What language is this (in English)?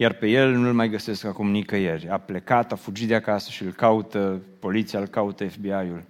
Romanian